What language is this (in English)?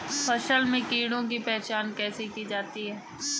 Hindi